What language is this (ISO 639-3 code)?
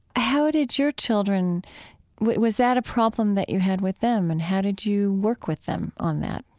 eng